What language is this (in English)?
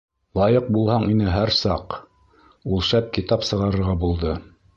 Bashkir